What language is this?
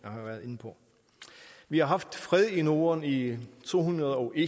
Danish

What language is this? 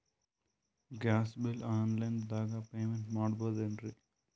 Kannada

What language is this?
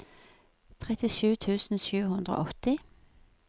Norwegian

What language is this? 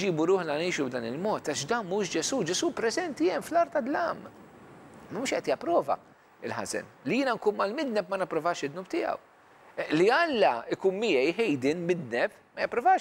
Arabic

